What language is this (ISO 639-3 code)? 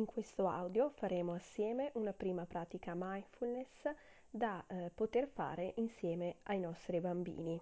ita